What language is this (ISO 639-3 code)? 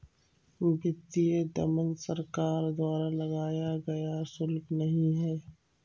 hin